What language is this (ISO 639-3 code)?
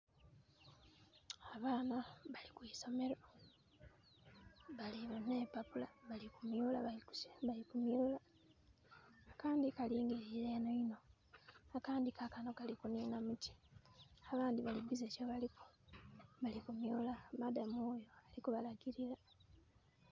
xog